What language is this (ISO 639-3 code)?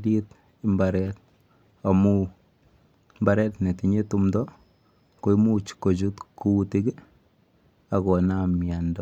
kln